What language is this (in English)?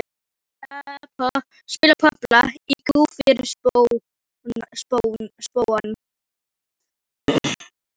Icelandic